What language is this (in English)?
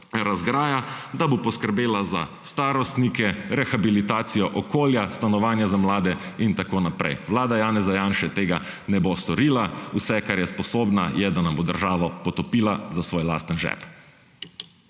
Slovenian